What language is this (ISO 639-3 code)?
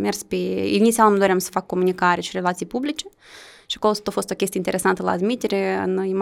ron